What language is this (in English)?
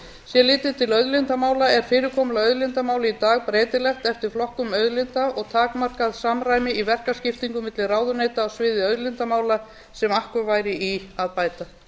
Icelandic